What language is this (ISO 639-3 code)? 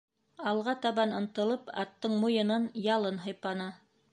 bak